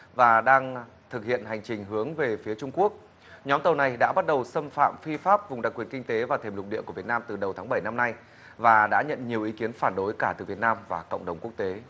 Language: Vietnamese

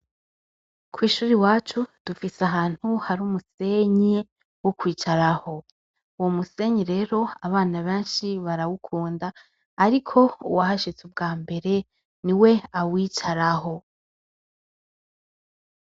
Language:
Rundi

